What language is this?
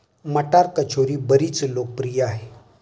Marathi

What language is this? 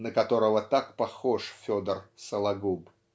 Russian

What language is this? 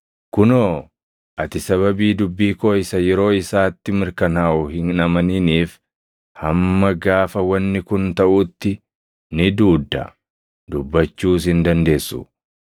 Oromo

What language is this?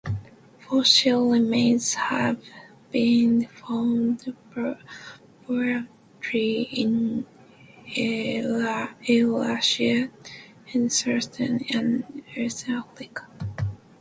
English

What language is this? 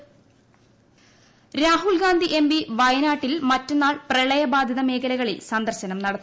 Malayalam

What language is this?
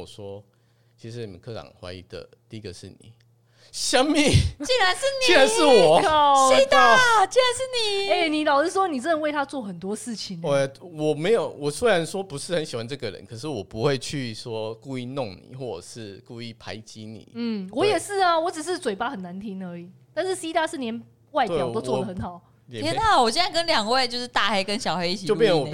Chinese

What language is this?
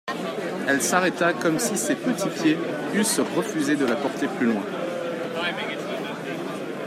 French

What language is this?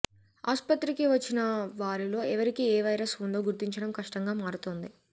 Telugu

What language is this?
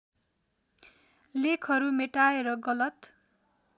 Nepali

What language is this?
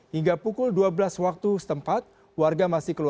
Indonesian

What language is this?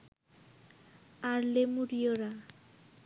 Bangla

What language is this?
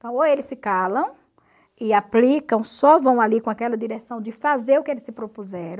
Portuguese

